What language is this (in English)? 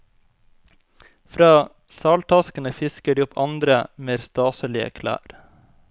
Norwegian